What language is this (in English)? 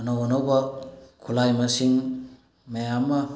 Manipuri